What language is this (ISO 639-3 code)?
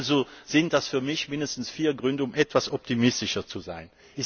deu